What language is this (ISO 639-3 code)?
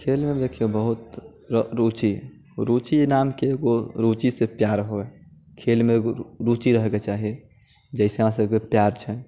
mai